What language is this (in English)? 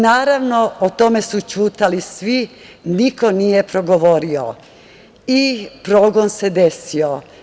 Serbian